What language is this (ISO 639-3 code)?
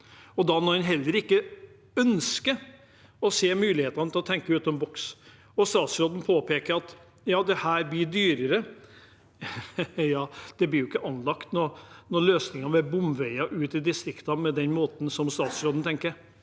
nor